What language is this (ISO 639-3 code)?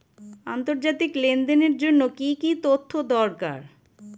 ben